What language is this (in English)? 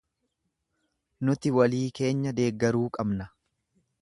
Oromo